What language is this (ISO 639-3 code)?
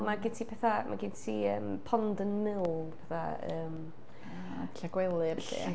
cym